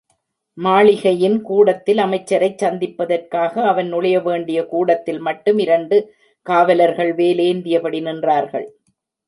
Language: Tamil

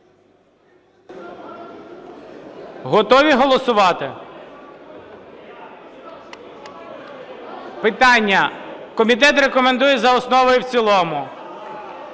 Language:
Ukrainian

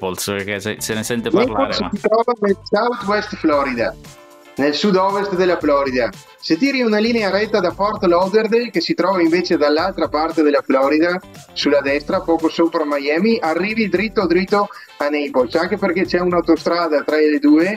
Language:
Italian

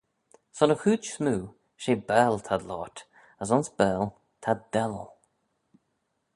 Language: Manx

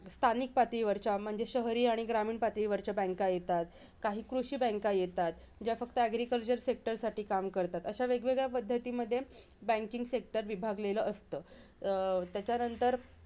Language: Marathi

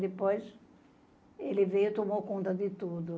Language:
Portuguese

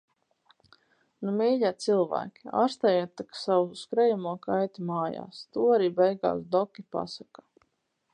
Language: Latvian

